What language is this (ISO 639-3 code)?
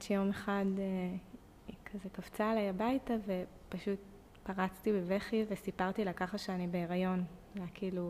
heb